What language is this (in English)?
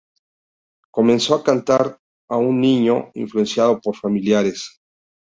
Spanish